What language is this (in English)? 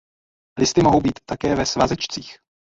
Czech